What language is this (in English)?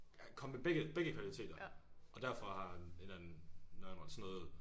Danish